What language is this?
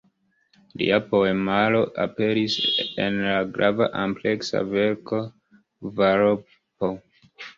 Esperanto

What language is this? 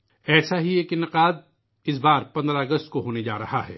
Urdu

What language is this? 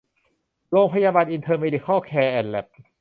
Thai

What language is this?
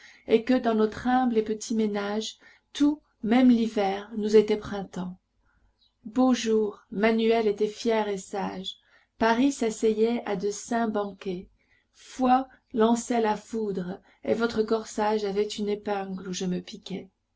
French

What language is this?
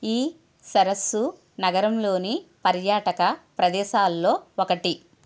Telugu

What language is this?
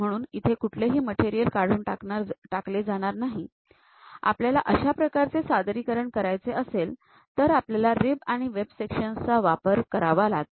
Marathi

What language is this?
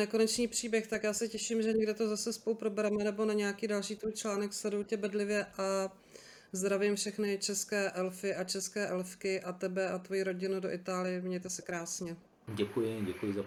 Czech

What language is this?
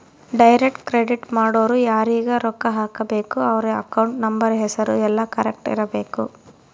Kannada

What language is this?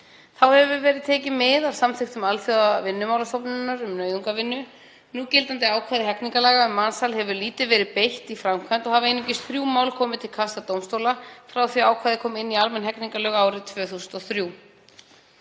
Icelandic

